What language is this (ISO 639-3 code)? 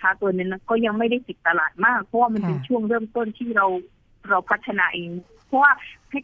tha